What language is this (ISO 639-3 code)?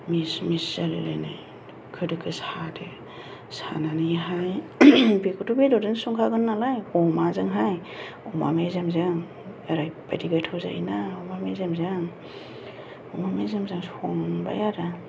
brx